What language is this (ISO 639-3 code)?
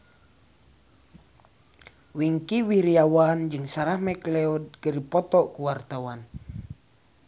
sun